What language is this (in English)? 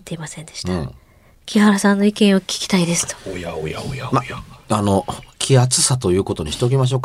Japanese